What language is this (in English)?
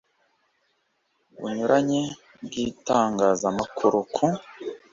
Kinyarwanda